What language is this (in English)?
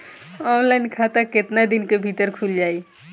Bhojpuri